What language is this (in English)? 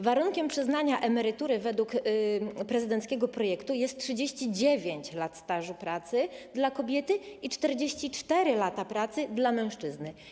Polish